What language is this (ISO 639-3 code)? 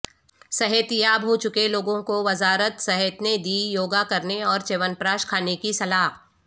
urd